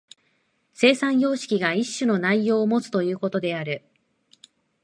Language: Japanese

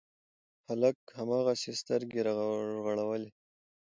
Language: Pashto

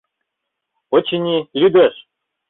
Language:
Mari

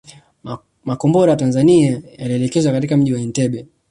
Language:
Swahili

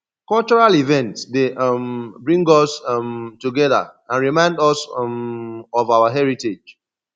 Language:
Nigerian Pidgin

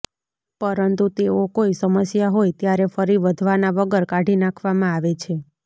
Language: Gujarati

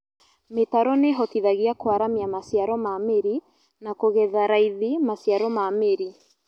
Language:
Kikuyu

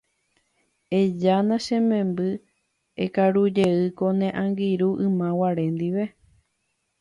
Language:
Guarani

